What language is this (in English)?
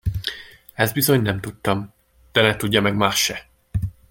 Hungarian